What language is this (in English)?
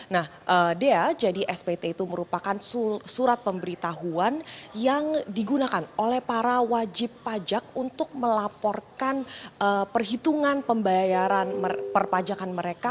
Indonesian